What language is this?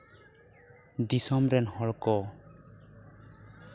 Santali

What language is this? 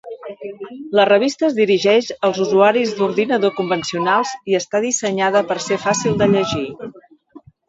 Catalan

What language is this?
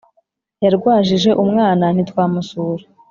Kinyarwanda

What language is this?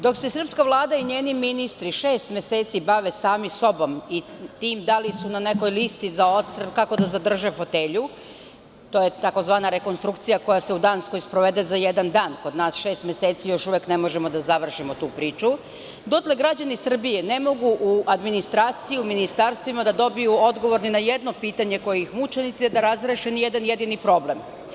Serbian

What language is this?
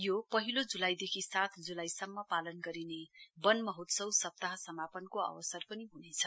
Nepali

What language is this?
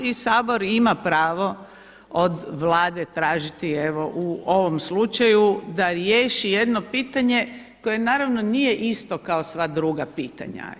Croatian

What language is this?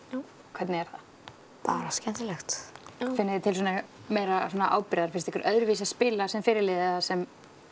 Icelandic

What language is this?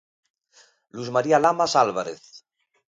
Galician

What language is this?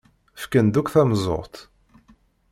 Kabyle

